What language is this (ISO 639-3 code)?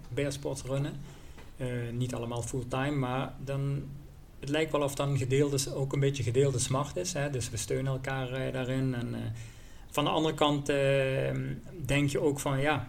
nld